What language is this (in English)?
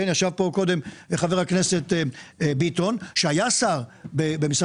Hebrew